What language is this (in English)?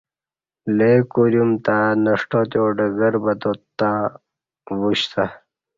Kati